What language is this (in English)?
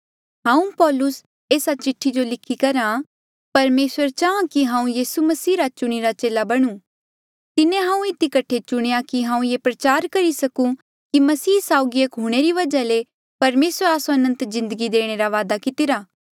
Mandeali